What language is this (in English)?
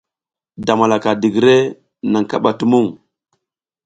South Giziga